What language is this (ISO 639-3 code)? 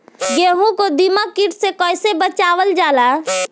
bho